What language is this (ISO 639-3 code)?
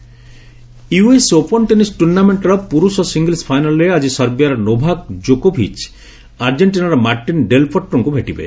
ori